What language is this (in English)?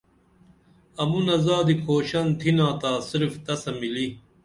Dameli